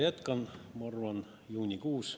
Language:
Estonian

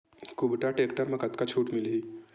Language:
Chhattisgarhi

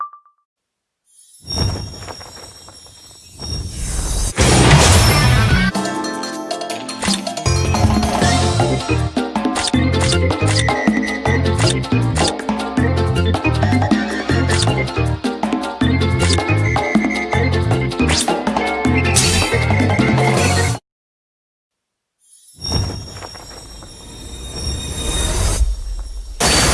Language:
Japanese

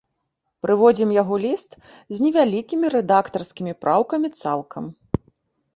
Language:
Belarusian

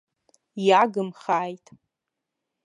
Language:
Abkhazian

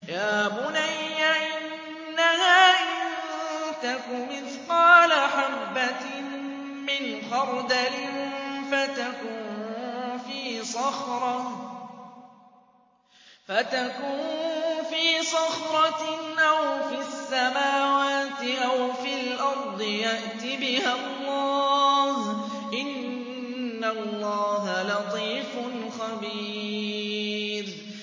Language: Arabic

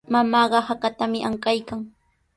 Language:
Sihuas Ancash Quechua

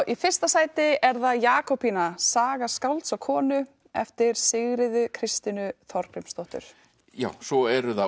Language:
Icelandic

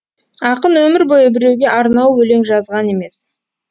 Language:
Kazakh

